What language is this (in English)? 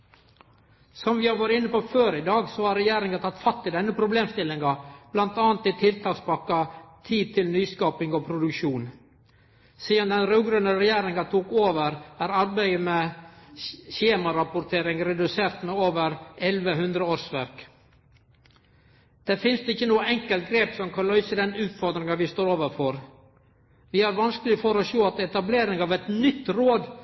Norwegian Nynorsk